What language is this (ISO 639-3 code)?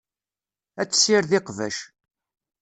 kab